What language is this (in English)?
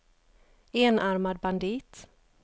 Swedish